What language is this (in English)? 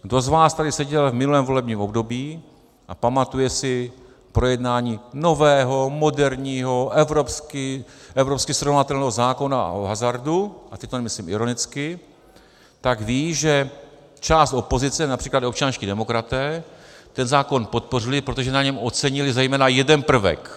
Czech